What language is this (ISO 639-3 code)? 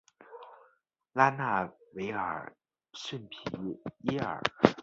zho